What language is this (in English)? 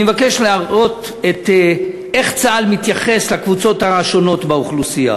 Hebrew